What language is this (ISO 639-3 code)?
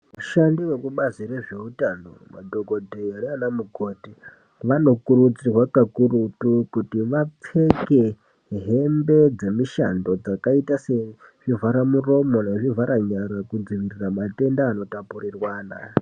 ndc